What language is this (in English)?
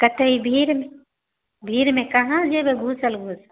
Maithili